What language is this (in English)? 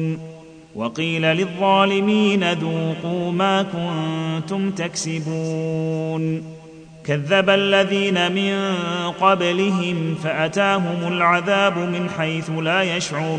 Arabic